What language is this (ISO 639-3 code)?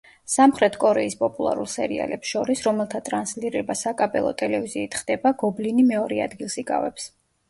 kat